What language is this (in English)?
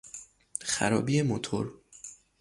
Persian